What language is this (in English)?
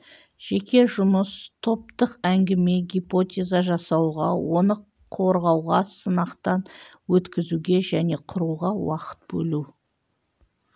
Kazakh